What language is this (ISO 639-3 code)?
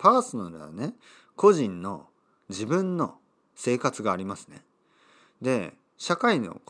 jpn